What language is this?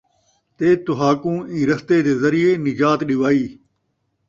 Saraiki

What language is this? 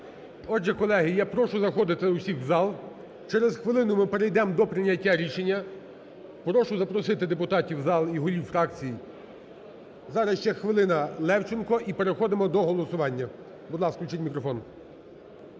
Ukrainian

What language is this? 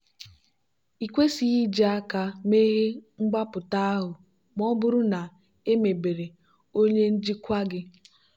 Igbo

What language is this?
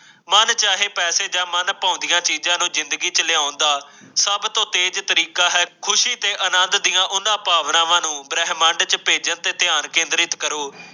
Punjabi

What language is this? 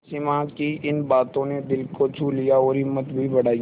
Hindi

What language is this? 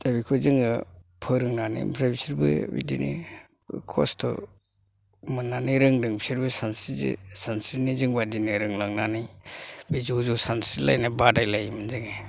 Bodo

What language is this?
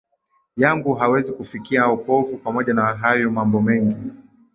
Swahili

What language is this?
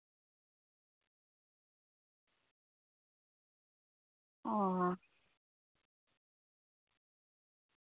Santali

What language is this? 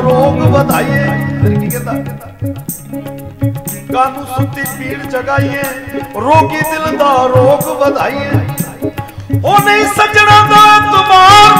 Hindi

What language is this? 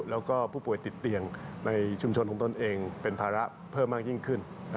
Thai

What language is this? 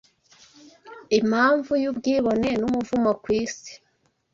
Kinyarwanda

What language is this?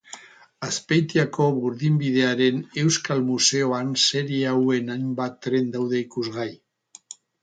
Basque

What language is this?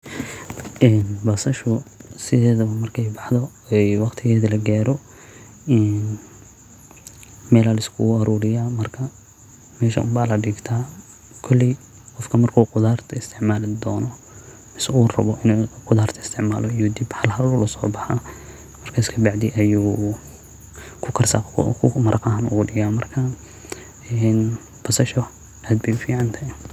Somali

